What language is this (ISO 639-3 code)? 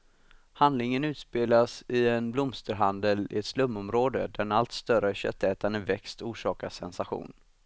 swe